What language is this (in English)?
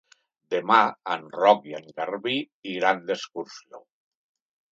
Catalan